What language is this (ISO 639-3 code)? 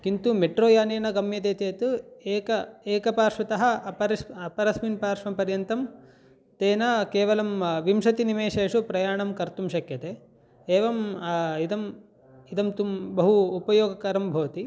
san